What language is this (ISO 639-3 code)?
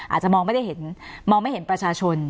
tha